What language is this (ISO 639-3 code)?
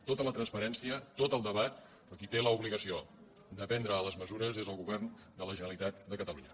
cat